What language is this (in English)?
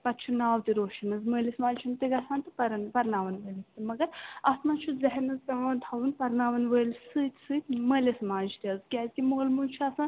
Kashmiri